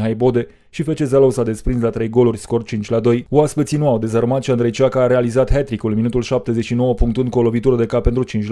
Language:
Romanian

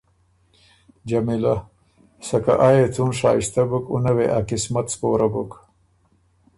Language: Ormuri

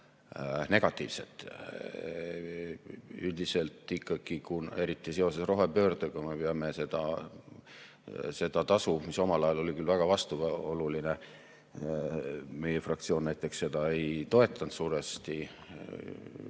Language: Estonian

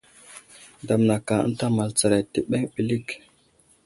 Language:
Wuzlam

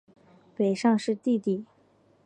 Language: Chinese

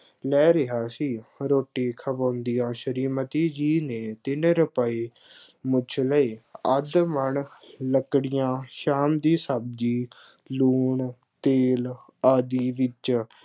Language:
Punjabi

